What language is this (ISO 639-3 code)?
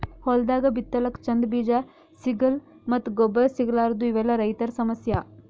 kan